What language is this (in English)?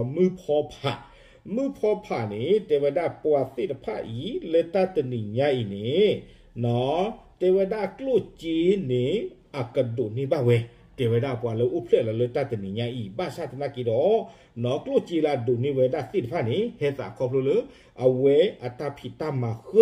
Thai